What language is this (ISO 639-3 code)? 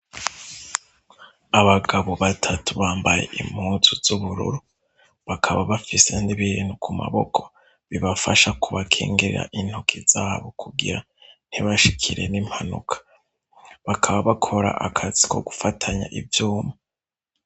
run